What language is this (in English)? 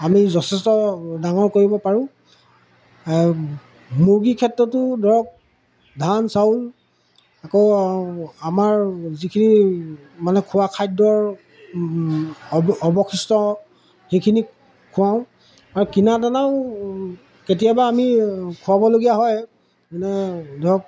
Assamese